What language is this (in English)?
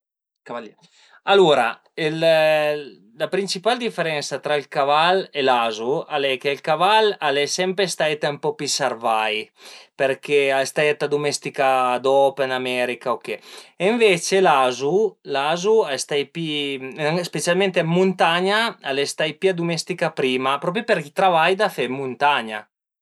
Piedmontese